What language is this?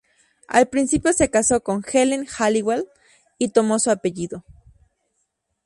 Spanish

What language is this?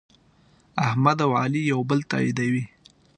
Pashto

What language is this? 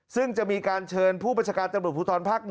Thai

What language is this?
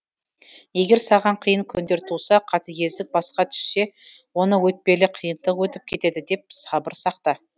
Kazakh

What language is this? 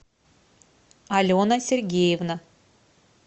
Russian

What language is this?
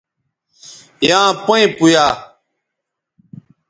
Bateri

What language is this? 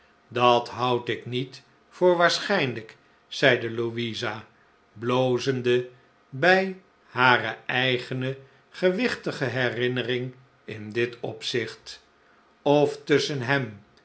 Dutch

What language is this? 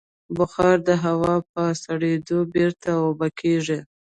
Pashto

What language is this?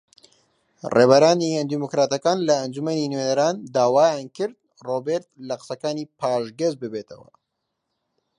Central Kurdish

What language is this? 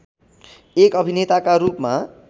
Nepali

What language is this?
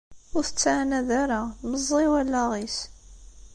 Kabyle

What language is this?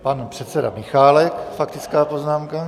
Czech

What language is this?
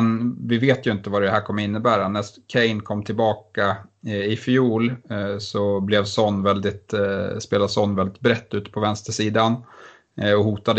Swedish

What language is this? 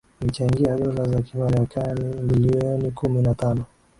Swahili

